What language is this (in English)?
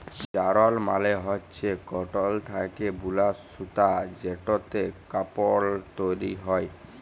Bangla